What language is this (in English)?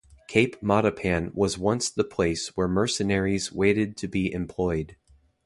English